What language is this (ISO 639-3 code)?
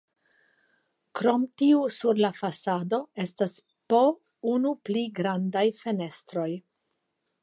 epo